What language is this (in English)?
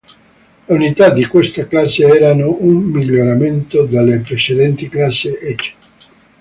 Italian